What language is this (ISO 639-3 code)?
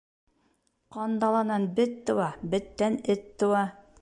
bak